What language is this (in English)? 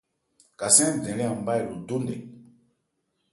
Ebrié